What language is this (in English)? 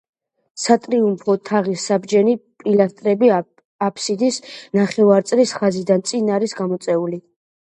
Georgian